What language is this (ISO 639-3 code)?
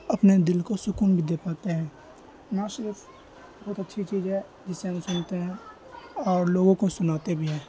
urd